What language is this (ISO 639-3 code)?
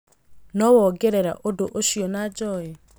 kik